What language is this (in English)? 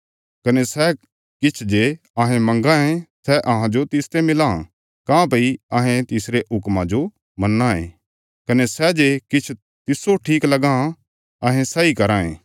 Bilaspuri